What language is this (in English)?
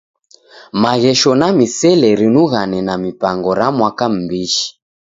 Taita